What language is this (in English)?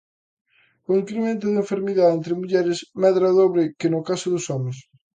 Galician